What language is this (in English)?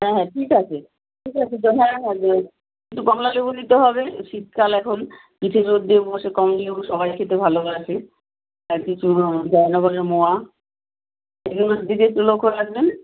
Bangla